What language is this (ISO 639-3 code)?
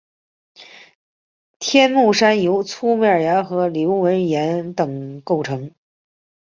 zho